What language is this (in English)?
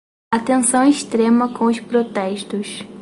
Portuguese